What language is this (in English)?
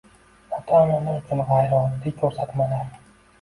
Uzbek